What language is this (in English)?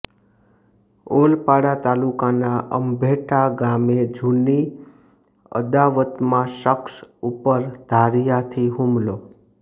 Gujarati